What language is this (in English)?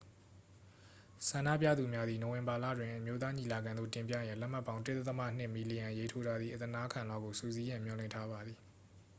Burmese